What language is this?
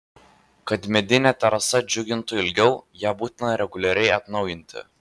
Lithuanian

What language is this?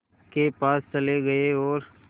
Hindi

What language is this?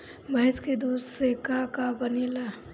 Bhojpuri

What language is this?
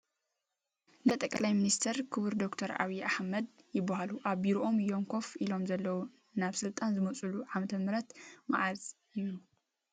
Tigrinya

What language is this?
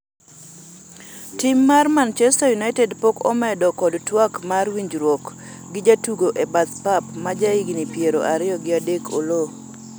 Luo (Kenya and Tanzania)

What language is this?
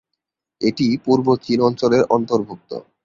Bangla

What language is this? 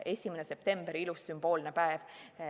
Estonian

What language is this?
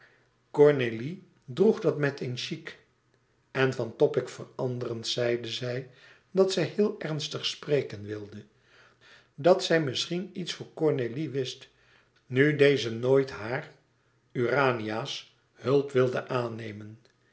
Dutch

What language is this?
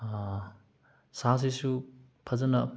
Manipuri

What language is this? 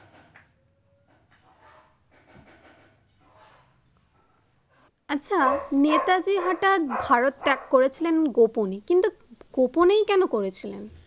Bangla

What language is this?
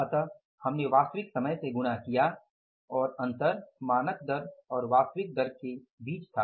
Hindi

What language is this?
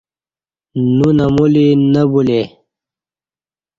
Kati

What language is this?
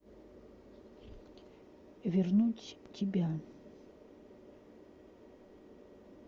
Russian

